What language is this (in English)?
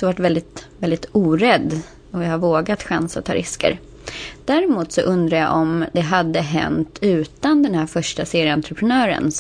Swedish